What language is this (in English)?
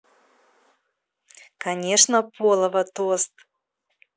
Russian